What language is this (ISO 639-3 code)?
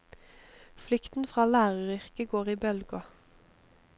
nor